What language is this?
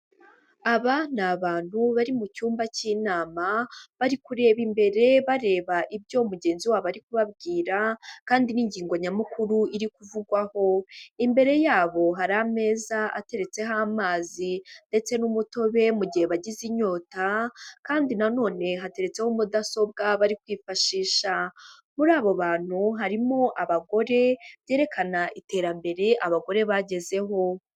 Kinyarwanda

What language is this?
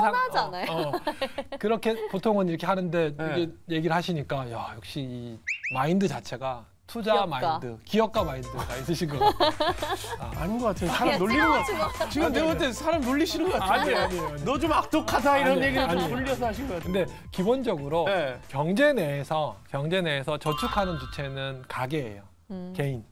Korean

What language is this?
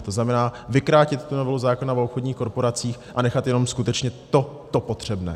Czech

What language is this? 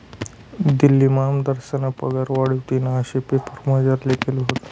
Marathi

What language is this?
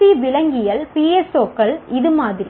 Tamil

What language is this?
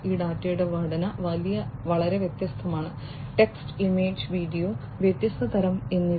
Malayalam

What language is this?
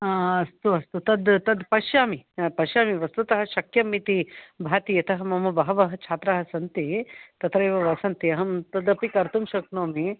Sanskrit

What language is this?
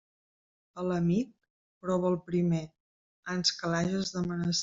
Catalan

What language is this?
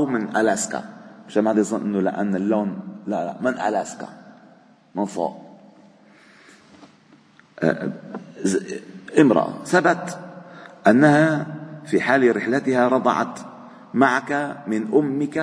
Arabic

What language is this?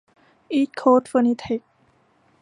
Thai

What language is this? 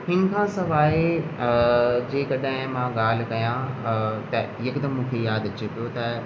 Sindhi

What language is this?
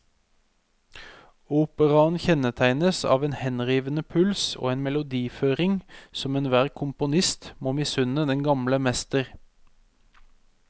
Norwegian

